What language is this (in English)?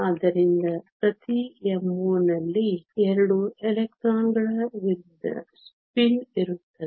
Kannada